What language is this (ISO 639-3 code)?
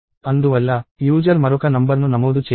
tel